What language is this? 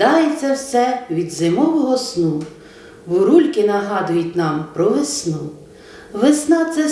Ukrainian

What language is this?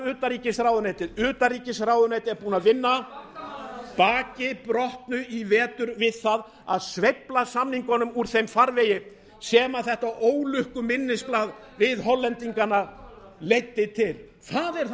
Icelandic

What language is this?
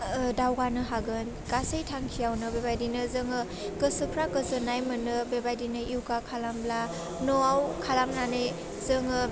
Bodo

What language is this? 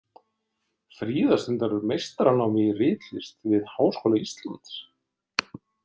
Icelandic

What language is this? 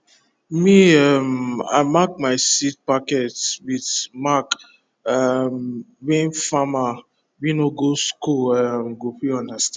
Nigerian Pidgin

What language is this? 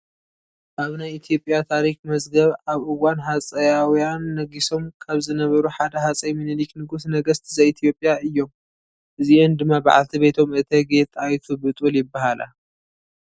Tigrinya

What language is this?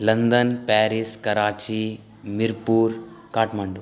Maithili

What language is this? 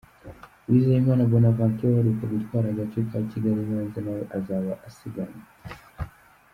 Kinyarwanda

